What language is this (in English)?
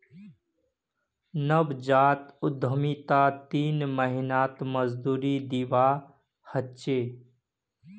Magahi